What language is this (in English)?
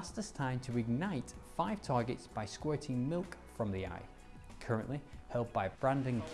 English